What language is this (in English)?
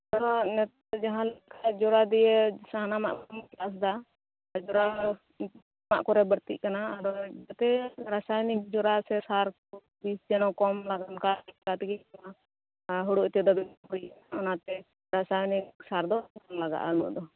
Santali